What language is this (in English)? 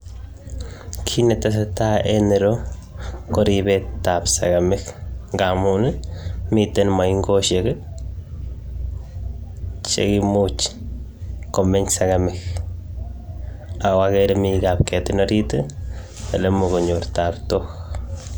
Kalenjin